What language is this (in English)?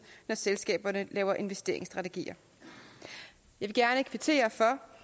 Danish